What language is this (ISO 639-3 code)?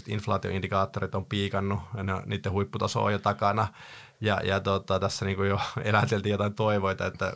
fin